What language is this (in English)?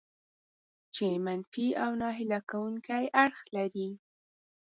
Pashto